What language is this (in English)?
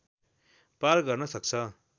Nepali